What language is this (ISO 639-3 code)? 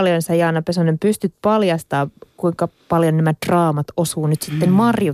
fin